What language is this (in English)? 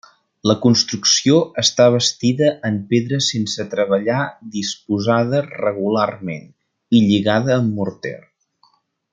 Catalan